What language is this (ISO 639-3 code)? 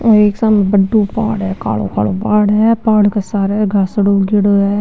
raj